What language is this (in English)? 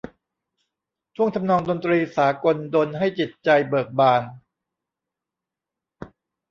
Thai